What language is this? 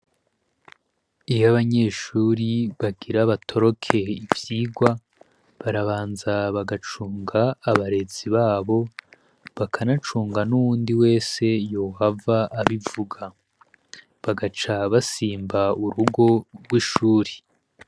Rundi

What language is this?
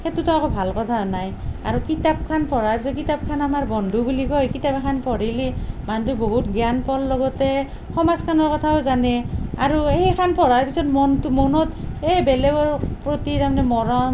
Assamese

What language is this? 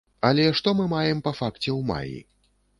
Belarusian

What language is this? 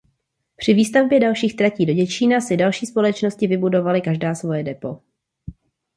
Czech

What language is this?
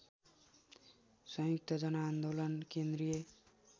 Nepali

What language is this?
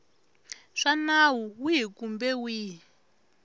Tsonga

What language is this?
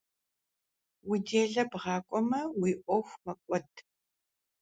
Kabardian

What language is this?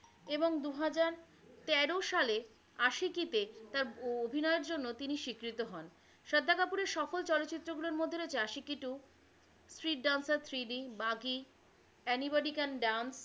Bangla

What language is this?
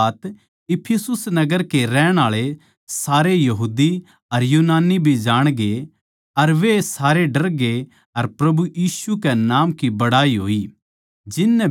Haryanvi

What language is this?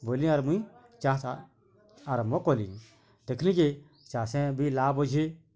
Odia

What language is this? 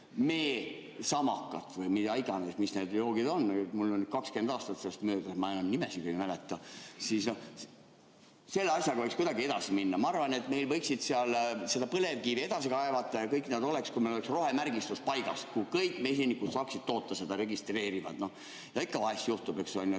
Estonian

